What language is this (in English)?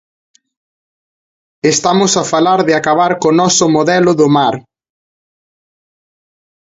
Galician